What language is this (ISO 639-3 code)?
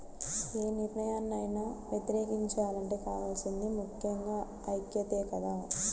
tel